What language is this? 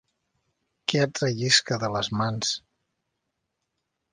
Catalan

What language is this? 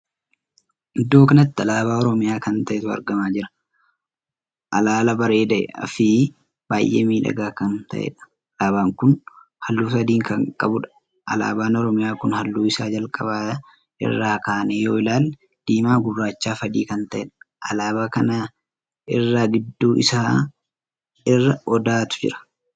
Oromo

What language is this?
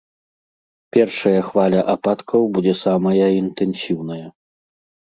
Belarusian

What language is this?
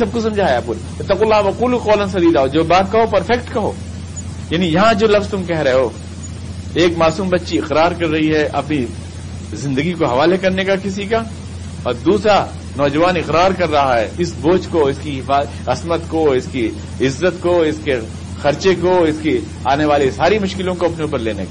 Urdu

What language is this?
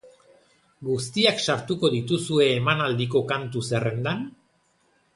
Basque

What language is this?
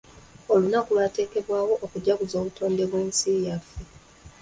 Ganda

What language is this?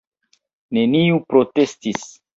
Esperanto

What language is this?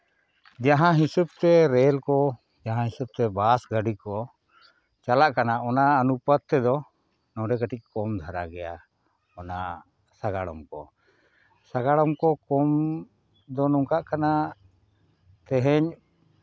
Santali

